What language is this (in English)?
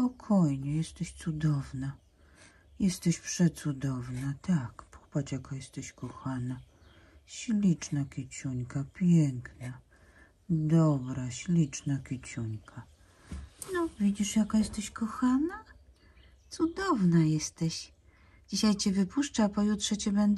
Polish